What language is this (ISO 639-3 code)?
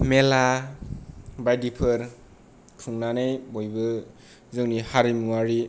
brx